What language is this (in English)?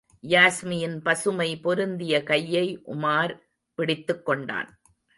Tamil